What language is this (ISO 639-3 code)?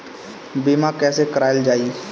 bho